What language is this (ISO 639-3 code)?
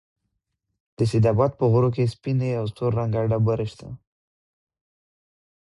pus